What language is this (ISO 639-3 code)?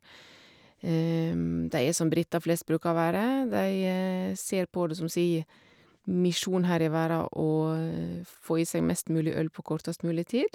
nor